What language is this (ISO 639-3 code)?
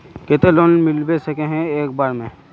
mag